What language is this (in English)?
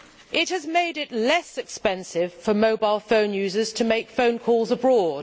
English